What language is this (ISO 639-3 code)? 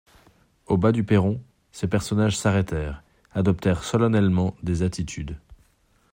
fra